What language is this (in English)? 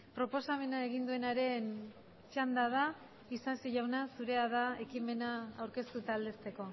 Basque